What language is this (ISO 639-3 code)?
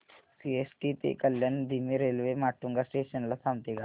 mar